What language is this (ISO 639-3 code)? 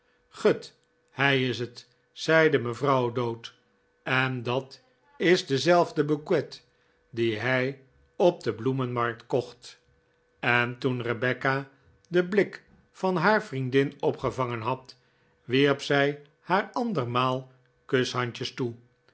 nld